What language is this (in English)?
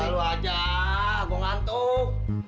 Indonesian